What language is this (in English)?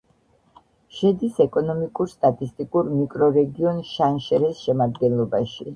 Georgian